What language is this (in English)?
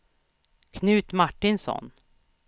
Swedish